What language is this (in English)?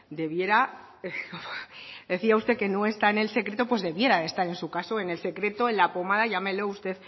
Spanish